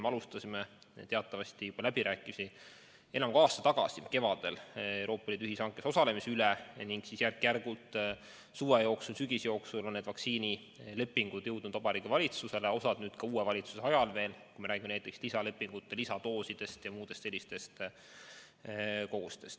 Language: Estonian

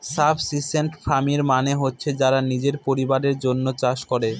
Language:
Bangla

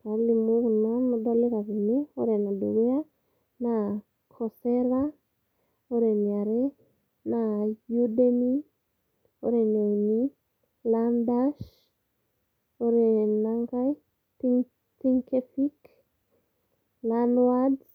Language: Masai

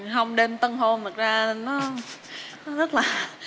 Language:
Vietnamese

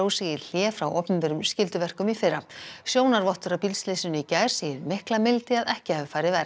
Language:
Icelandic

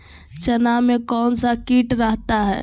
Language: Magahi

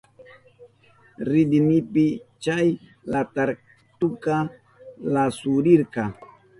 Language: Southern Pastaza Quechua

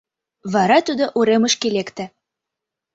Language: Mari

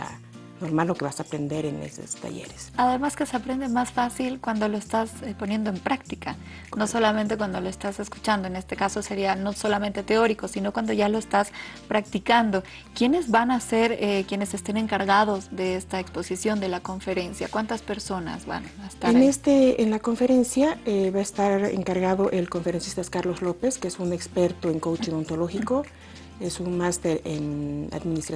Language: Spanish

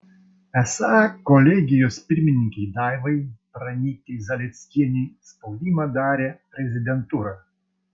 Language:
Lithuanian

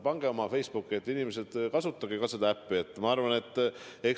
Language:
Estonian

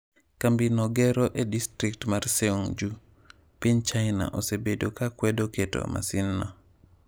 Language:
Luo (Kenya and Tanzania)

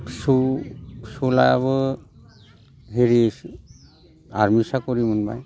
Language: Bodo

